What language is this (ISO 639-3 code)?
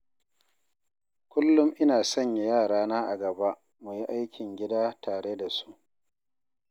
hau